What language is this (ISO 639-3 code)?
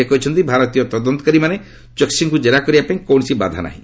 ori